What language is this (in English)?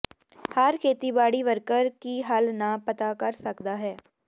Punjabi